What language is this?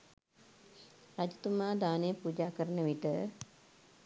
Sinhala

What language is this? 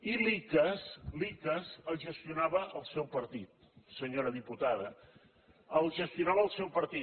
Catalan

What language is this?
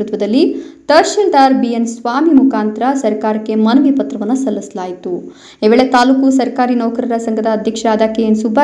Hindi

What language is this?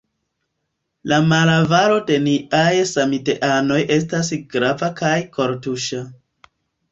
Esperanto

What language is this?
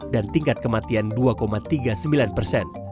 Indonesian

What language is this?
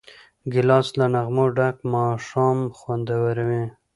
Pashto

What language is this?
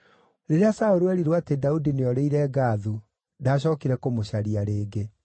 Kikuyu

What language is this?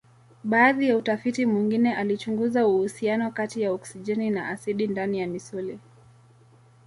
Swahili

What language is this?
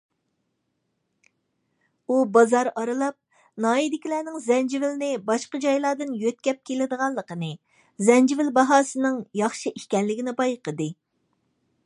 Uyghur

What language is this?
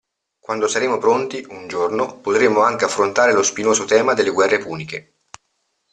Italian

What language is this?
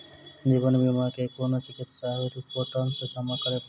Maithili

